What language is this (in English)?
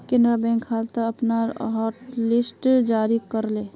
Magahi